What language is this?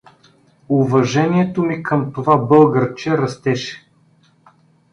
Bulgarian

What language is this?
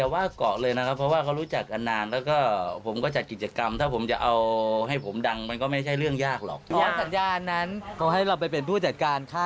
Thai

